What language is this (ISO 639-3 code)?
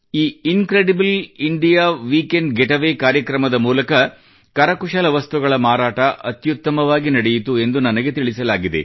kan